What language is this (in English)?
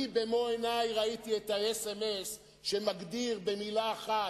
Hebrew